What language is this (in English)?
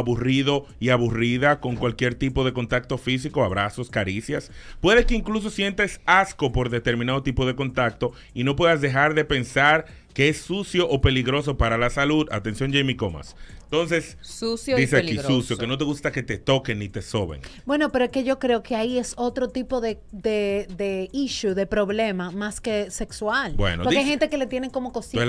Spanish